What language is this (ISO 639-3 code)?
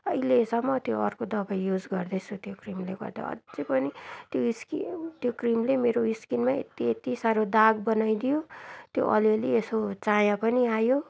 nep